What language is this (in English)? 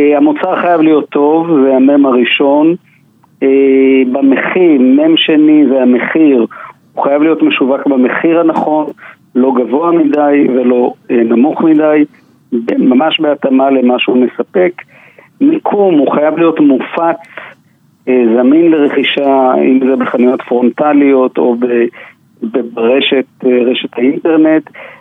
Hebrew